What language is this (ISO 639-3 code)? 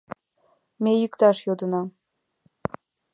chm